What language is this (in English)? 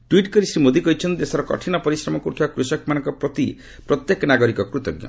Odia